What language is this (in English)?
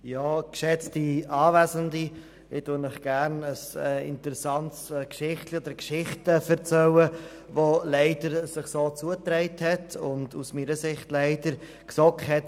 Swiss German